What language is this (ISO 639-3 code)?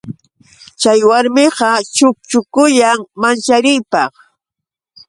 qux